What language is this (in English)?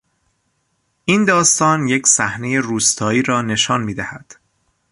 Persian